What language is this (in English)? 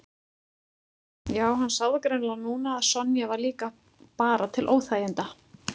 Icelandic